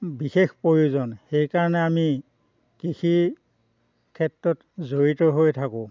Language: Assamese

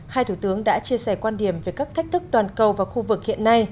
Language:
Vietnamese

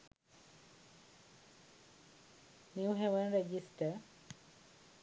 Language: Sinhala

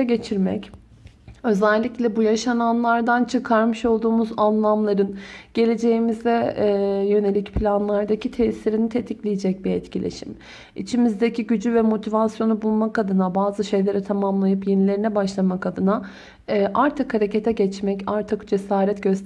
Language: Turkish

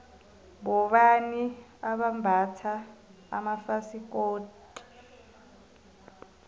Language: South Ndebele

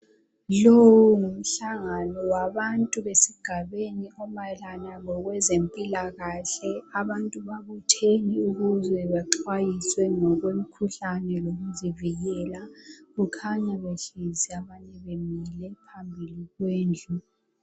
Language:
North Ndebele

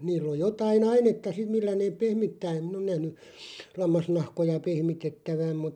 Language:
Finnish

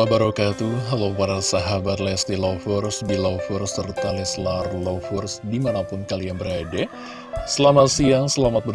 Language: Indonesian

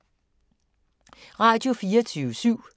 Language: Danish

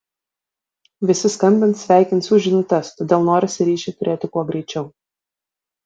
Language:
Lithuanian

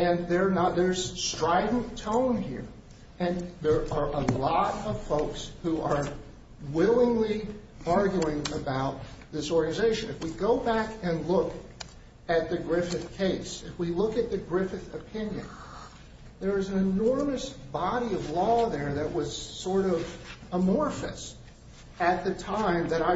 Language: English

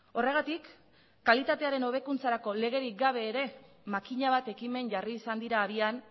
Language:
Basque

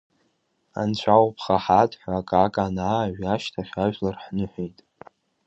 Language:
Abkhazian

